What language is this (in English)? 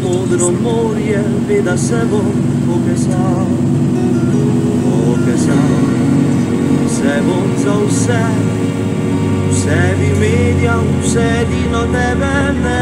Ukrainian